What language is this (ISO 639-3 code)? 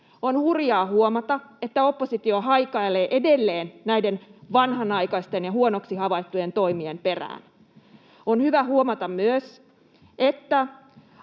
fin